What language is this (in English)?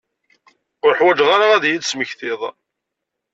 Kabyle